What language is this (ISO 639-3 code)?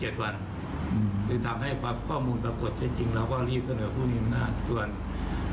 tha